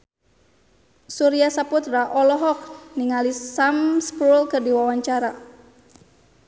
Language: Sundanese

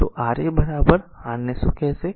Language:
Gujarati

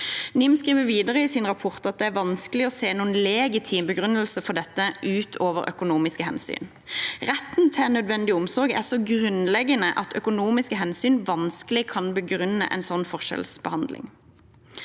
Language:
Norwegian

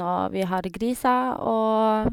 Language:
Norwegian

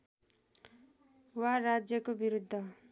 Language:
Nepali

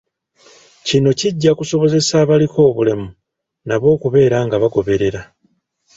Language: Ganda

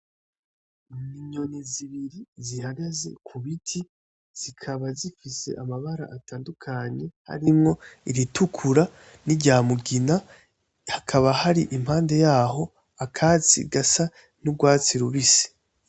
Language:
Rundi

